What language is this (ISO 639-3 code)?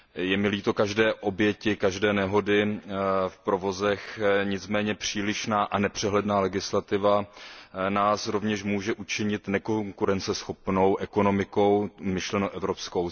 ces